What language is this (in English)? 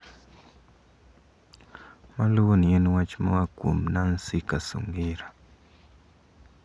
Luo (Kenya and Tanzania)